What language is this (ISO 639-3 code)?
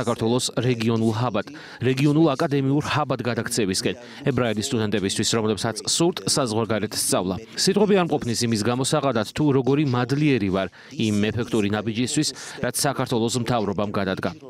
ron